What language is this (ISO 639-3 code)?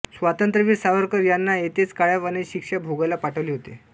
mar